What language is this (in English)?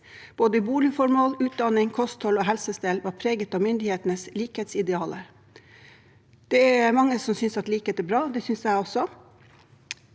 Norwegian